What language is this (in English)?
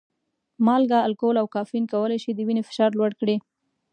Pashto